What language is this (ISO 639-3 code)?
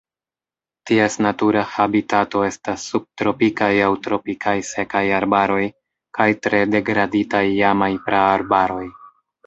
epo